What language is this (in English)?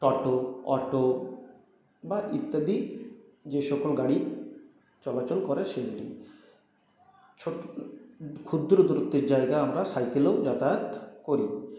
Bangla